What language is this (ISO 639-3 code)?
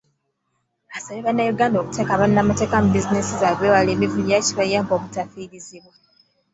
lug